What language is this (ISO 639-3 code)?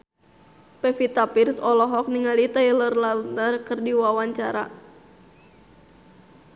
sun